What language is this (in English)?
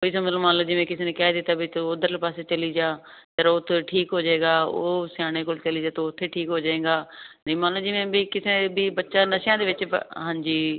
Punjabi